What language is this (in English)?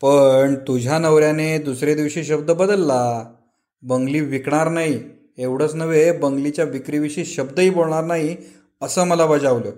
Marathi